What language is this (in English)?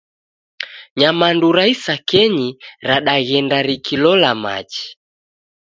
Taita